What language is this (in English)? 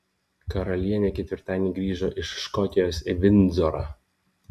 Lithuanian